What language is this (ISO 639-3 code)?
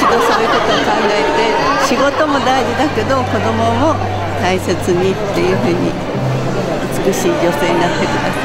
jpn